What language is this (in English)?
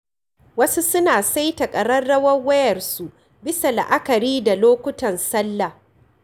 Hausa